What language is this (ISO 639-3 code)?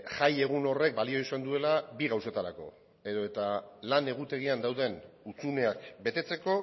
eus